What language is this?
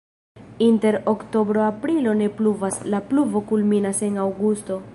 Esperanto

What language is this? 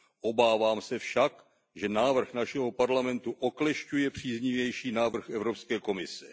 Czech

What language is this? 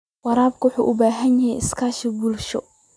Somali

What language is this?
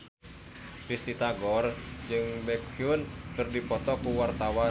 Sundanese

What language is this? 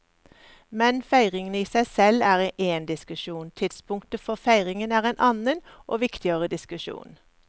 Norwegian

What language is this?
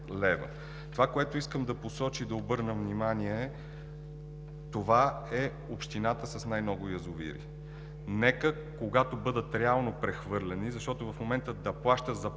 Bulgarian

